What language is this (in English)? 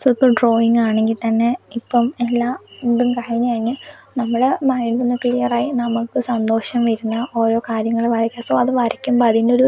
Malayalam